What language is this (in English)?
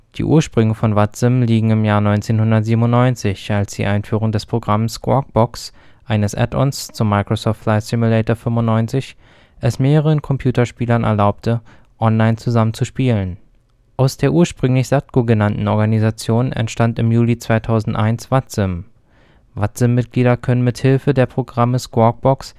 German